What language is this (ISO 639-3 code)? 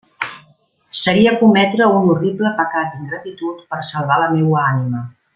cat